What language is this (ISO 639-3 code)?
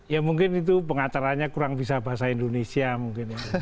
ind